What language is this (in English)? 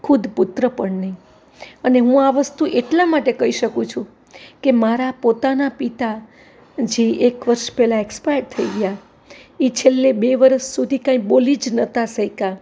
Gujarati